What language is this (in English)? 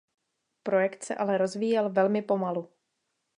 Czech